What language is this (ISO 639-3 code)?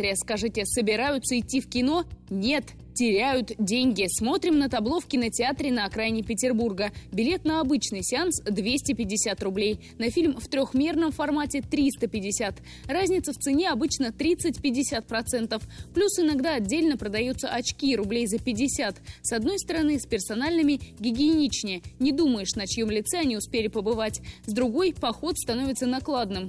rus